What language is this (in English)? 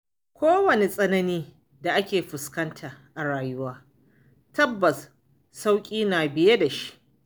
Hausa